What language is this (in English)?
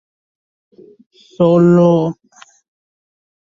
Spanish